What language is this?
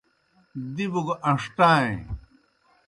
Kohistani Shina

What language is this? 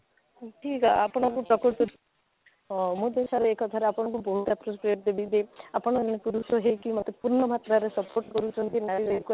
Odia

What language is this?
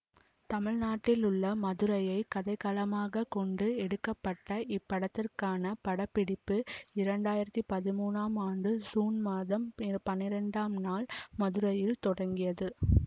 Tamil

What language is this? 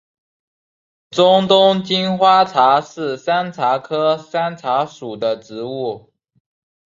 Chinese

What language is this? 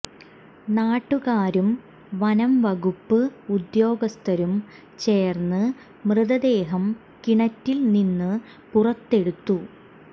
Malayalam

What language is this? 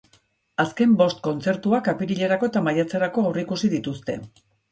Basque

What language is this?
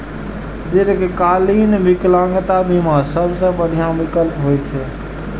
Maithili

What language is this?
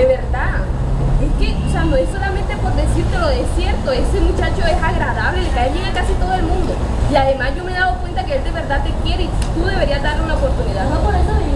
Spanish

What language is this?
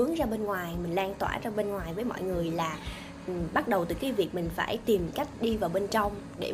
Vietnamese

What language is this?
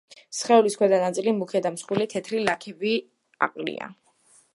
Georgian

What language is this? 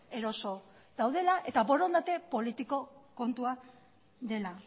Basque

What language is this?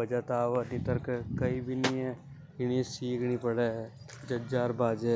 Hadothi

